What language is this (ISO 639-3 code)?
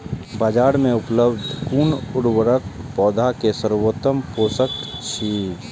mai